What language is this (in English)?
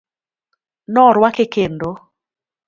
Luo (Kenya and Tanzania)